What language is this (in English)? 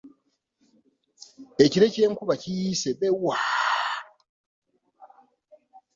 Ganda